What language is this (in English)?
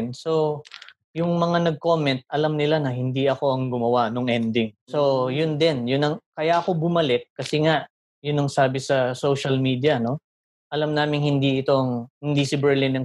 Filipino